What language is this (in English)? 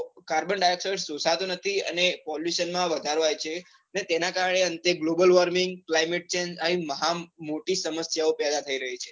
Gujarati